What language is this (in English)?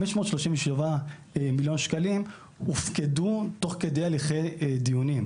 Hebrew